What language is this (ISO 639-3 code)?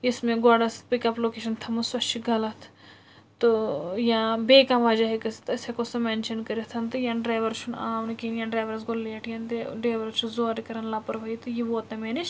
kas